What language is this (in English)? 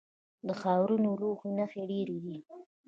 Pashto